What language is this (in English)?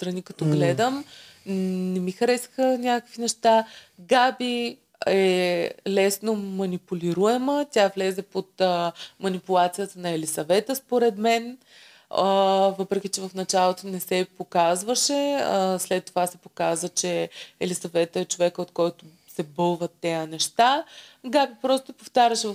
Bulgarian